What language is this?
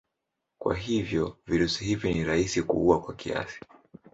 Swahili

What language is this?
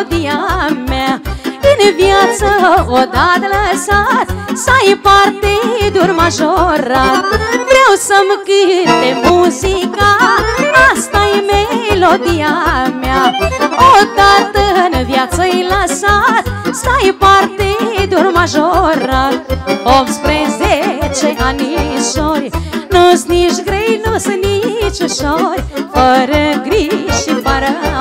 Romanian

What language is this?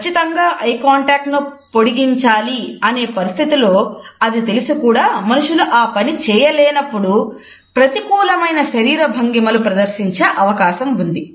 Telugu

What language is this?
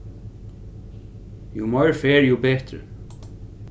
Faroese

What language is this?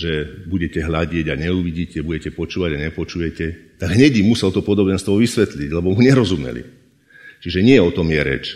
Slovak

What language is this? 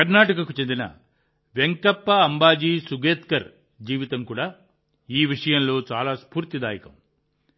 Telugu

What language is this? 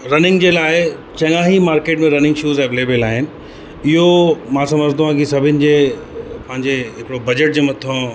Sindhi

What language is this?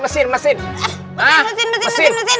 Indonesian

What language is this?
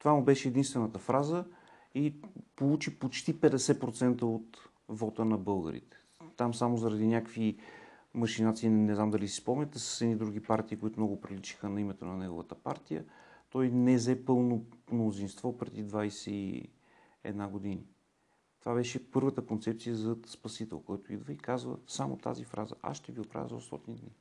Bulgarian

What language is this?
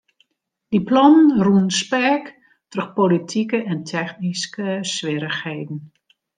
Western Frisian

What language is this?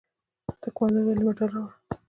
Pashto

